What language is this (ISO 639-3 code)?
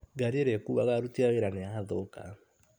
kik